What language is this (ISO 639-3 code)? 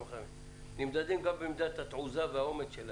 heb